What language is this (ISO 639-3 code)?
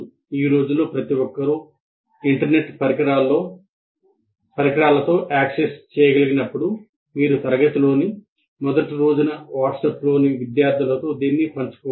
tel